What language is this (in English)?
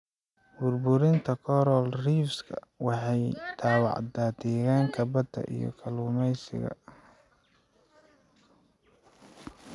Somali